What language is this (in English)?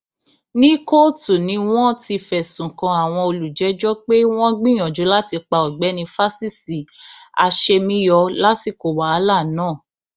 Yoruba